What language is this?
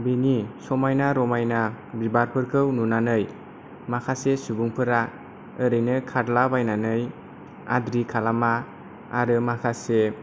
Bodo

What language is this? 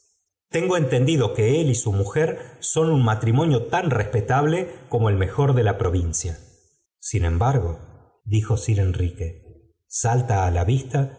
Spanish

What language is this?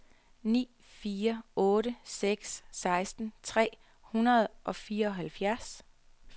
Danish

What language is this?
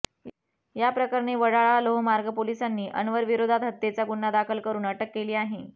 Marathi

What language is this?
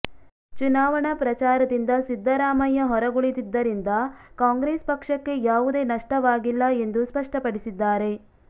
Kannada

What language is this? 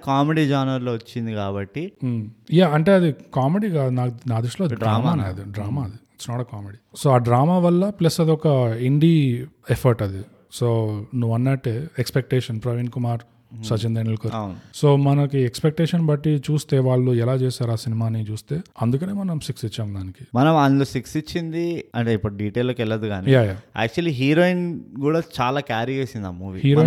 Telugu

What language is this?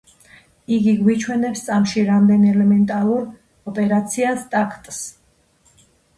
Georgian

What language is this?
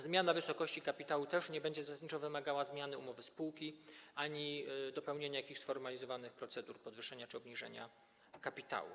Polish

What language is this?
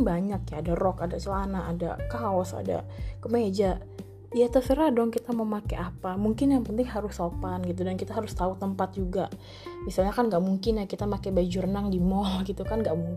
Indonesian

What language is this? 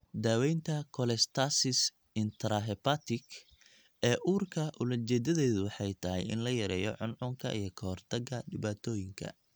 Somali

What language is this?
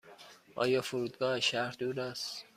Persian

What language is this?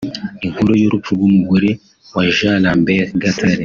Kinyarwanda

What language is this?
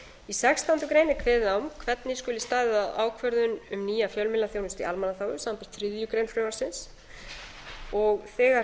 Icelandic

